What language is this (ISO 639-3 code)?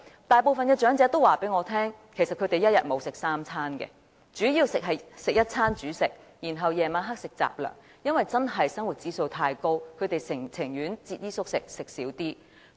yue